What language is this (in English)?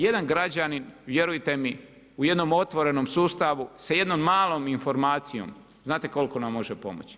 Croatian